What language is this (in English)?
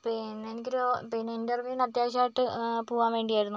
Malayalam